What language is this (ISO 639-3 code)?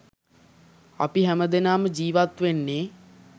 sin